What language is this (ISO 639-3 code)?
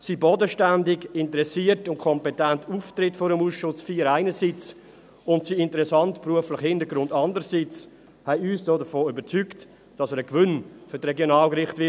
gsw